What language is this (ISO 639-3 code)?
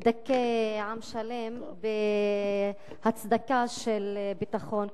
heb